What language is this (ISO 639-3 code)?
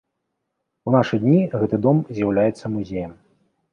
bel